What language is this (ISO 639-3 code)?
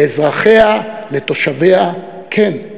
heb